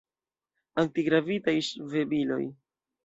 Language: Esperanto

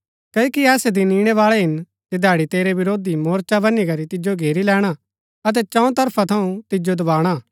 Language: Gaddi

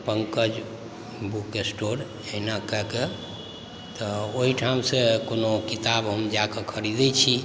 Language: Maithili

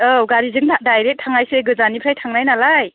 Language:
Bodo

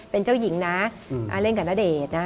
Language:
Thai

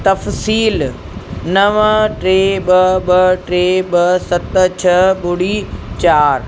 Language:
Sindhi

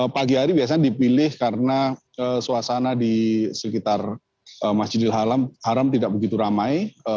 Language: Indonesian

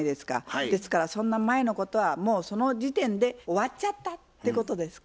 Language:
Japanese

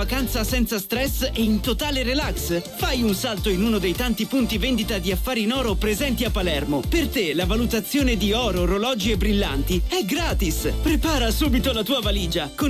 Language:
Italian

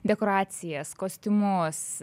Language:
Lithuanian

